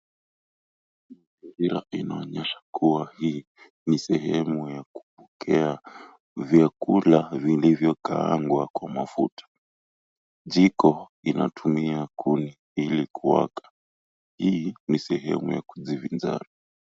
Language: Swahili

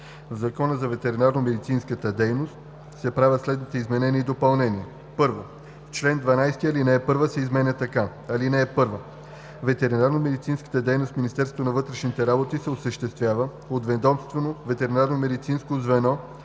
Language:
Bulgarian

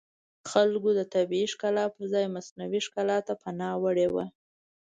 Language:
Pashto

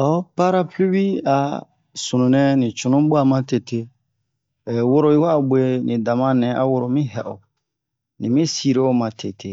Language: Bomu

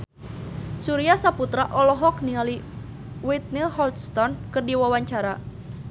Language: Sundanese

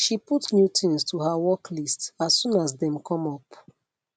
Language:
Nigerian Pidgin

